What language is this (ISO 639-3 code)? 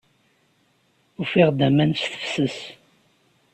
kab